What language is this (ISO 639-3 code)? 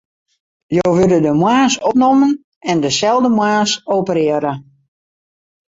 fry